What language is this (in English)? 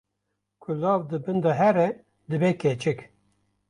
Kurdish